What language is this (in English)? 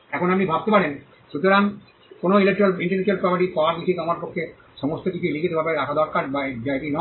Bangla